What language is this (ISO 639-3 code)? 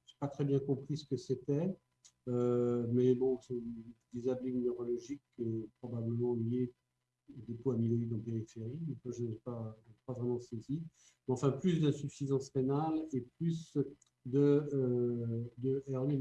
fra